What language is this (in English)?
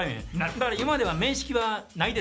Japanese